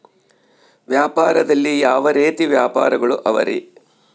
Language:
Kannada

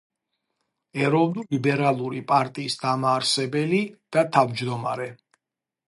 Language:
Georgian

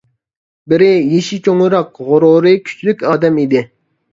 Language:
Uyghur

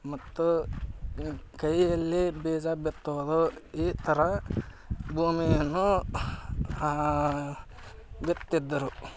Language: Kannada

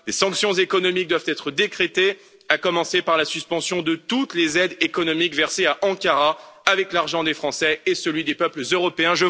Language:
French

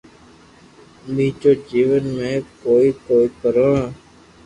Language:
Loarki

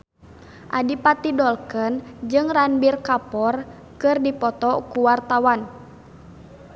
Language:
Sundanese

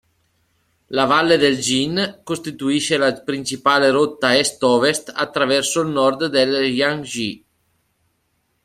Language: Italian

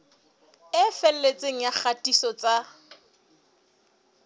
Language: Southern Sotho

